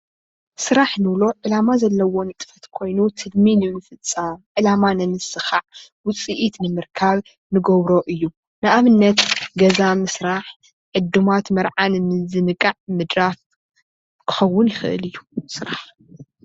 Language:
Tigrinya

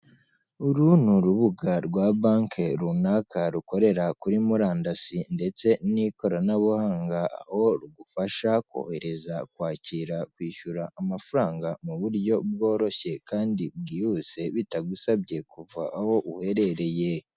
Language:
Kinyarwanda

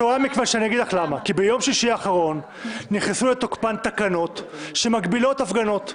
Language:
Hebrew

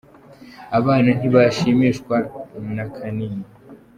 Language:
Kinyarwanda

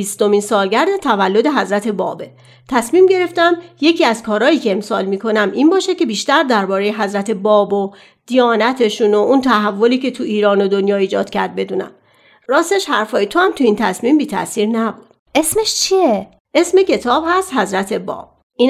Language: Persian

